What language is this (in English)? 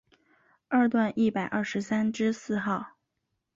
Chinese